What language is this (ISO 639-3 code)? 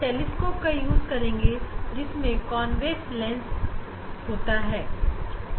hin